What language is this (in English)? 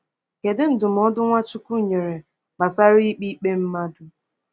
Igbo